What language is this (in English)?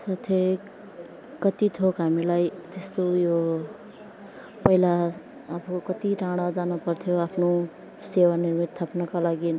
Nepali